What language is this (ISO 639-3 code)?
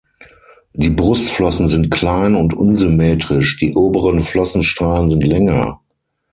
deu